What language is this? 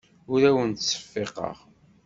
Kabyle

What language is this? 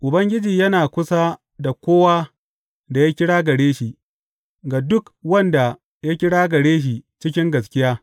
Hausa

